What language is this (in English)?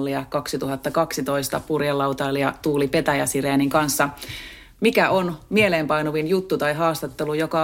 Finnish